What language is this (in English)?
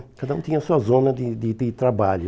Portuguese